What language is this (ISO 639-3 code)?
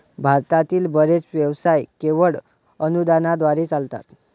mar